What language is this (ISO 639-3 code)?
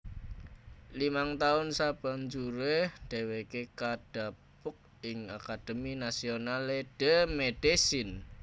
jav